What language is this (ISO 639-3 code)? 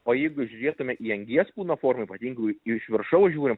lit